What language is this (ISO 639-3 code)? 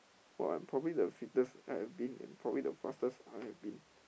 eng